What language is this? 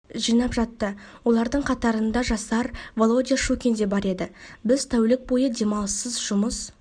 Kazakh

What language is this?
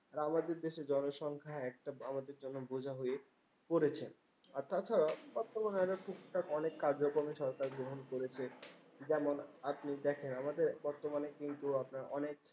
Bangla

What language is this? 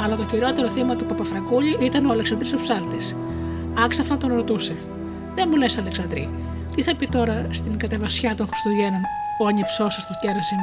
Greek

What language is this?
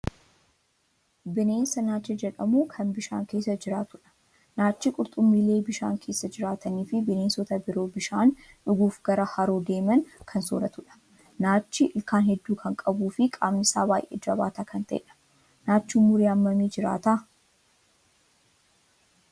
Oromo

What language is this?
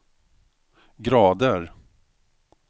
Swedish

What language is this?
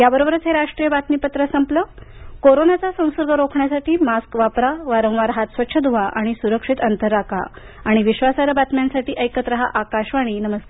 Marathi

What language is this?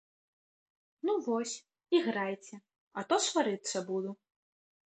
Belarusian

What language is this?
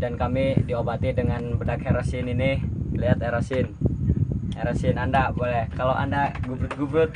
Indonesian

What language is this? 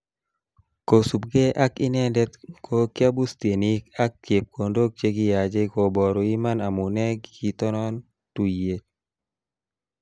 Kalenjin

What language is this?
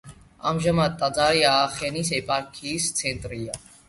Georgian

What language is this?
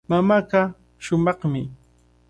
Cajatambo North Lima Quechua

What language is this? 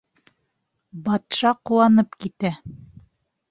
Bashkir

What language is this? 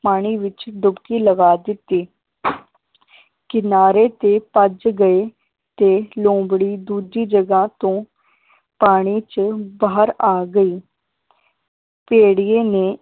Punjabi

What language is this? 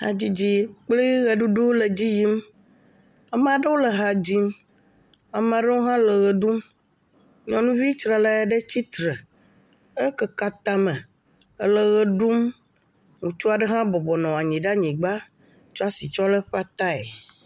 Ewe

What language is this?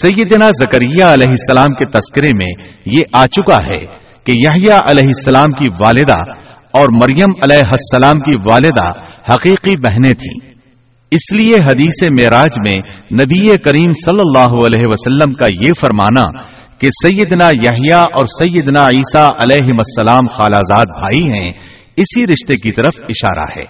Urdu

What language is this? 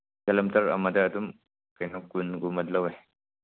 Manipuri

